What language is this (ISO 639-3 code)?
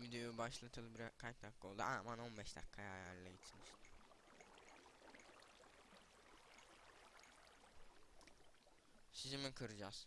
tur